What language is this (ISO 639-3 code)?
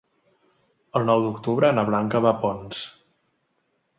cat